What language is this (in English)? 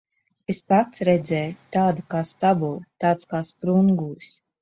Latvian